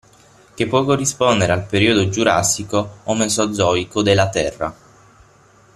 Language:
Italian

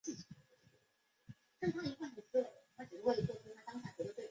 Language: Chinese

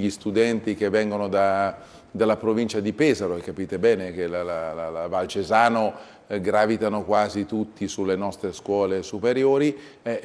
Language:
Italian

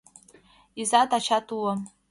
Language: Mari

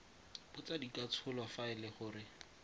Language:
Tswana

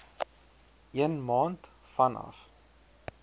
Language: Afrikaans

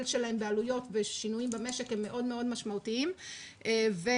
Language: Hebrew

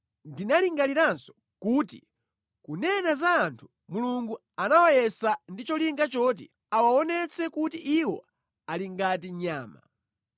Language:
Nyanja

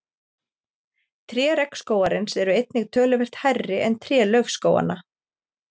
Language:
Icelandic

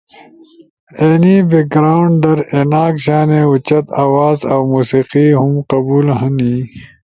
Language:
Ushojo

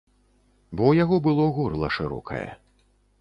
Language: Belarusian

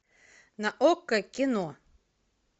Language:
Russian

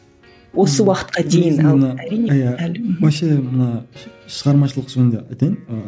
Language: Kazakh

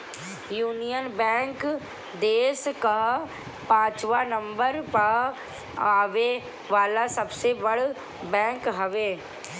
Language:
Bhojpuri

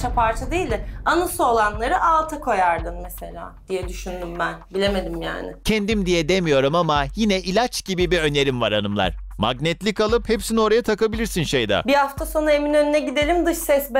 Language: Turkish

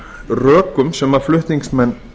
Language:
Icelandic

